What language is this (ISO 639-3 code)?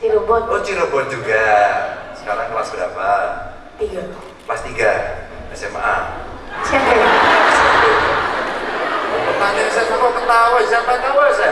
ind